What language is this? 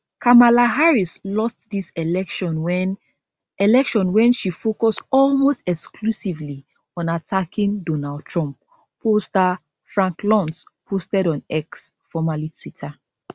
Nigerian Pidgin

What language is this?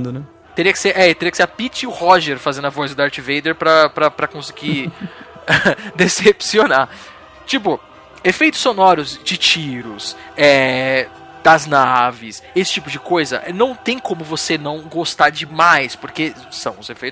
Portuguese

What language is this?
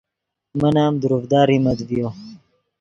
Yidgha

